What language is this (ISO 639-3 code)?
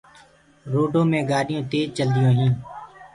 ggg